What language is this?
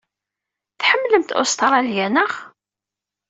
Kabyle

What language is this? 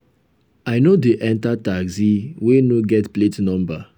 Nigerian Pidgin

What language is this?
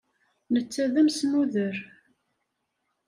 Kabyle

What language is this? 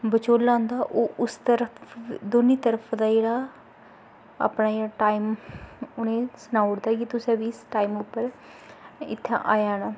Dogri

